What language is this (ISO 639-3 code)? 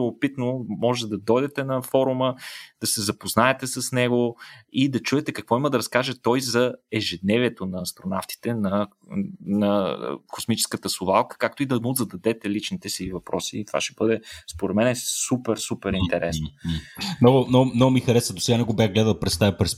bul